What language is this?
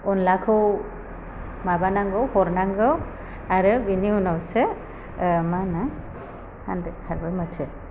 Bodo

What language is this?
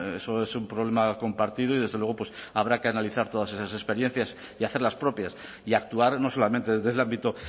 Spanish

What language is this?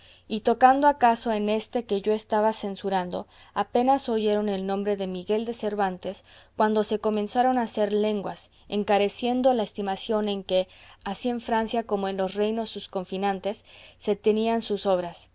Spanish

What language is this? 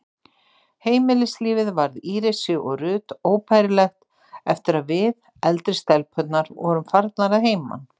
Icelandic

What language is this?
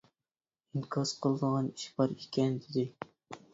Uyghur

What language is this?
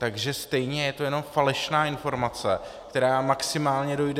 Czech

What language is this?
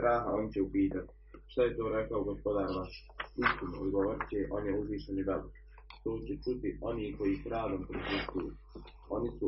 Croatian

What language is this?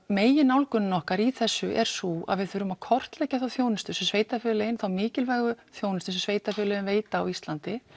Icelandic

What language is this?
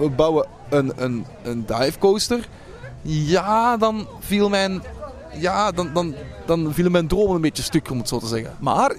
Dutch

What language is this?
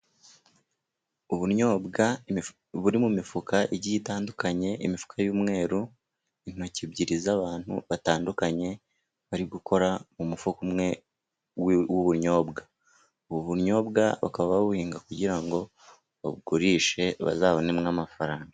Kinyarwanda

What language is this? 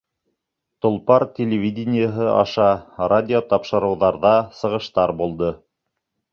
Bashkir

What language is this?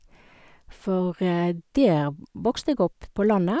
Norwegian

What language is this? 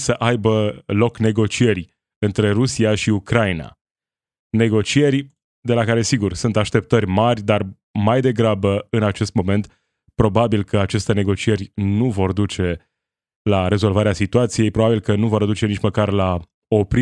Romanian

